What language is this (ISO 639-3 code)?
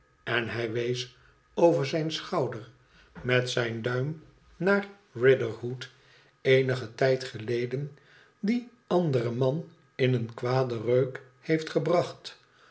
nld